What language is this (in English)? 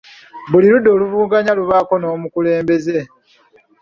Ganda